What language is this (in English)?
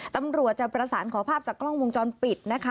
Thai